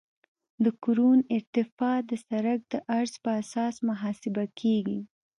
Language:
Pashto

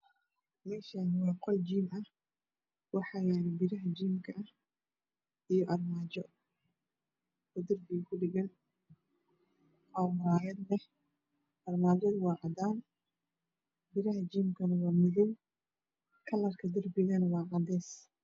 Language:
Somali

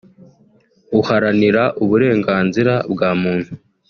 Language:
Kinyarwanda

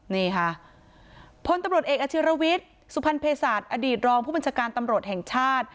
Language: Thai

